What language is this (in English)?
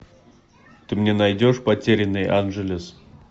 Russian